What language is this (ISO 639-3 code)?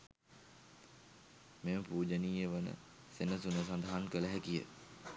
sin